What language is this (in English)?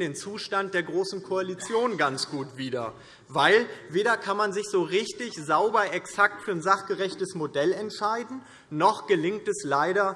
German